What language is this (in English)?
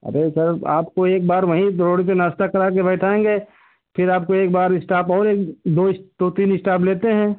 Hindi